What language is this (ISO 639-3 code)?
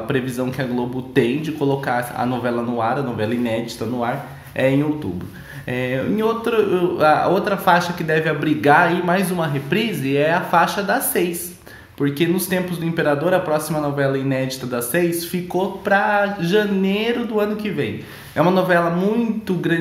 por